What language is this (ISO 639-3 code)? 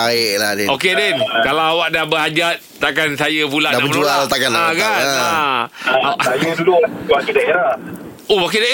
msa